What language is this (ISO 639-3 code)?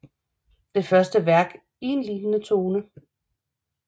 dan